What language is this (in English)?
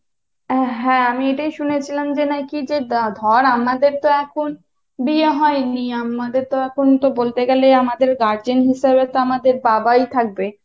Bangla